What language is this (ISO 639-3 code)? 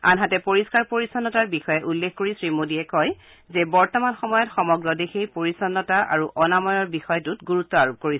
asm